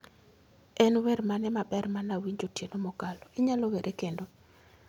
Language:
Luo (Kenya and Tanzania)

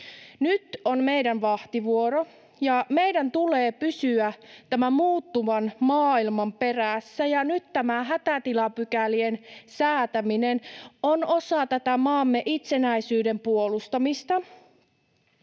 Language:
Finnish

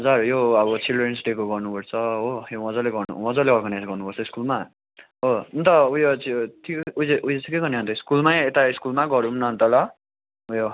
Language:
Nepali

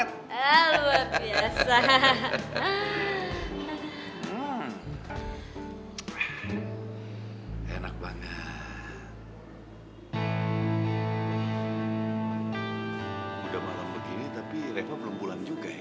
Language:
Indonesian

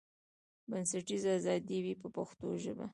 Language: Pashto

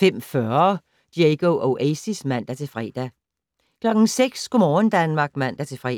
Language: Danish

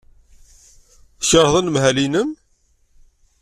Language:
Kabyle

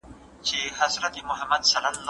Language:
Pashto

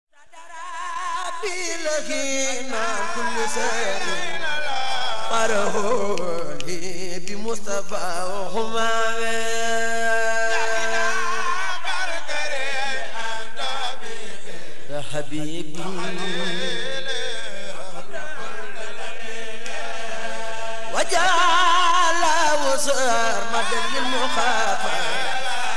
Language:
Arabic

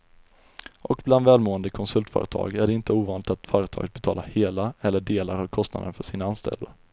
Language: Swedish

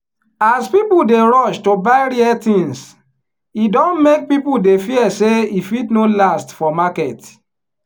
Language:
Nigerian Pidgin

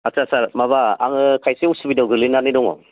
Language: Bodo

